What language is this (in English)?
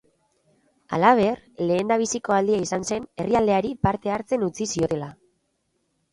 Basque